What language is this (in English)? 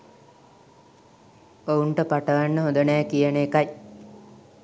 Sinhala